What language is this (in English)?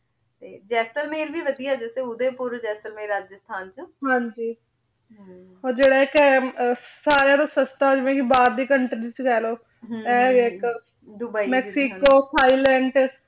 Punjabi